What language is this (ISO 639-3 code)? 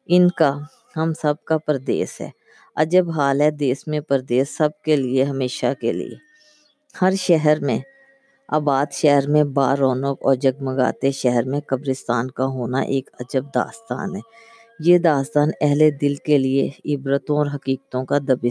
urd